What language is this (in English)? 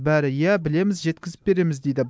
Kazakh